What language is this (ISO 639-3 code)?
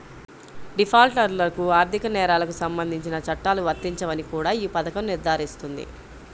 tel